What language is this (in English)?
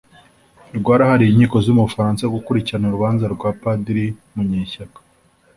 Kinyarwanda